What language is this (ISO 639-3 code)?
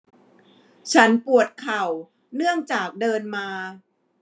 tha